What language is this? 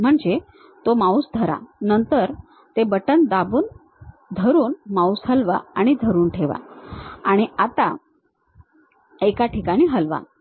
Marathi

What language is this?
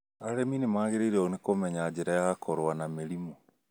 Kikuyu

